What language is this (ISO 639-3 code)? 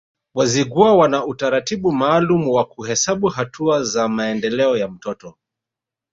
swa